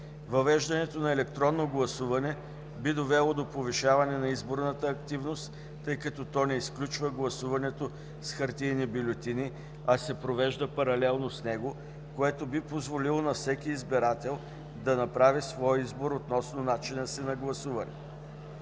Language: Bulgarian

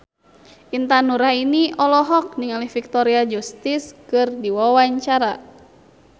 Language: Sundanese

